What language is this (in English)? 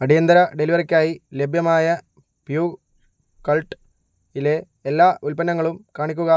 Malayalam